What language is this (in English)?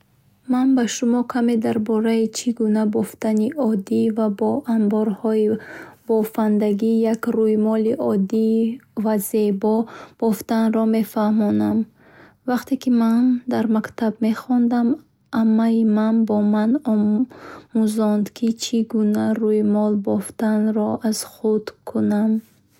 Bukharic